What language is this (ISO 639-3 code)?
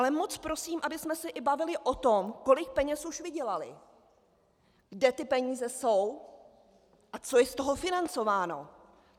ces